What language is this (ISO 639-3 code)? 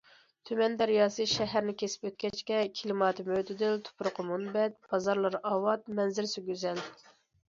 uig